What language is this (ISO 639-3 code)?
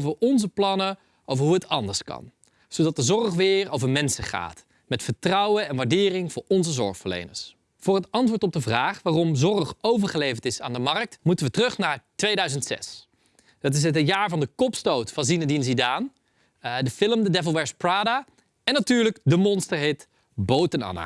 nld